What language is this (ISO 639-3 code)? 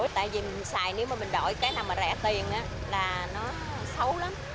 vie